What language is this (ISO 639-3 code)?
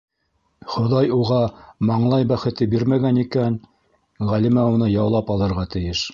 bak